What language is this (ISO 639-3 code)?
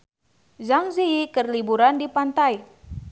sun